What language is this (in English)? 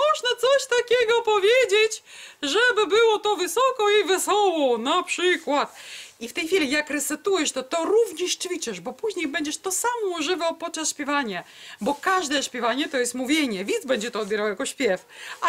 Polish